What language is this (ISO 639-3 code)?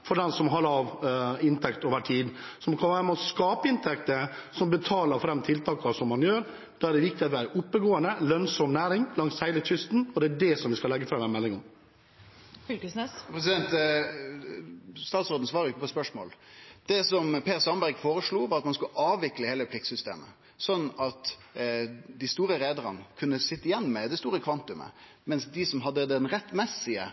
nor